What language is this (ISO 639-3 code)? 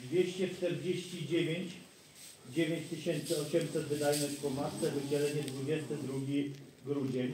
pol